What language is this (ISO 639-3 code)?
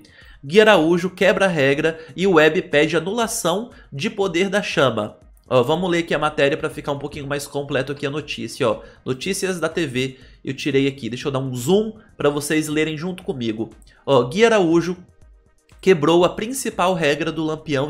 por